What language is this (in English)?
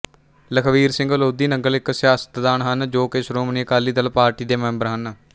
Punjabi